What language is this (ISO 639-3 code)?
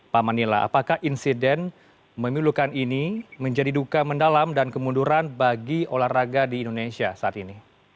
ind